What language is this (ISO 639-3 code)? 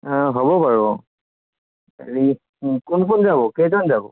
asm